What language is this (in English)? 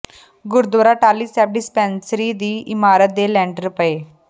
Punjabi